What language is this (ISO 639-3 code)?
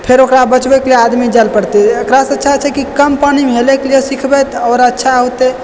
mai